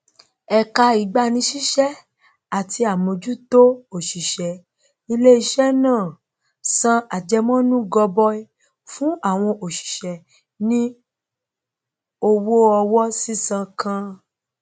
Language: Yoruba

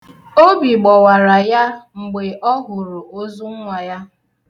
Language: Igbo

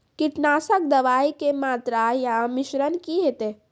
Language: Maithili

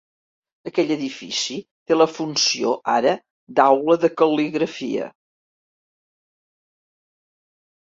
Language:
Catalan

